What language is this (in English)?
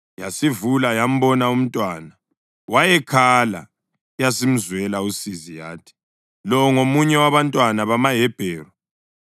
North Ndebele